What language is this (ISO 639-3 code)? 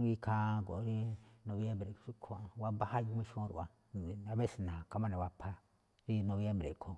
tcf